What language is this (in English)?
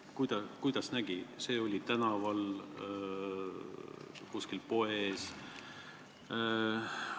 Estonian